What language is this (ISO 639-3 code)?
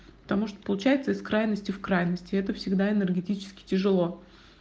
rus